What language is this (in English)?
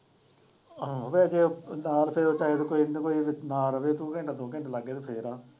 Punjabi